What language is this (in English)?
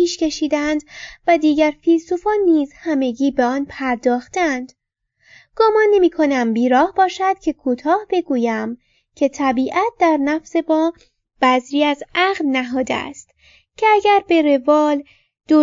Persian